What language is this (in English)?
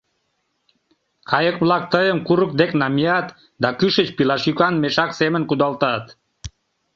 Mari